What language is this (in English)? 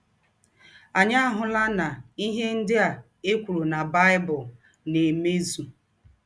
Igbo